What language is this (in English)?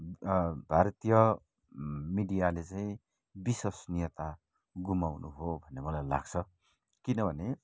Nepali